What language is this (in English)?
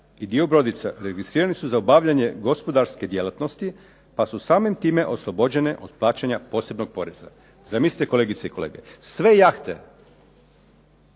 Croatian